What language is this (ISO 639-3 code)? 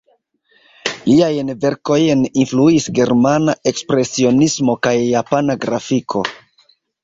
epo